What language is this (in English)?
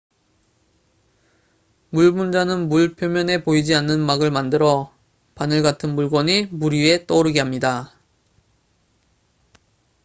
Korean